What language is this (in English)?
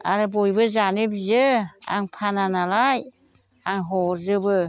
Bodo